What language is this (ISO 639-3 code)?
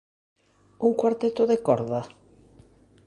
glg